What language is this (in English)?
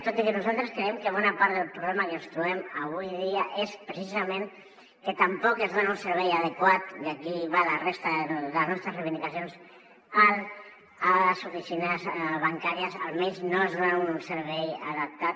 Catalan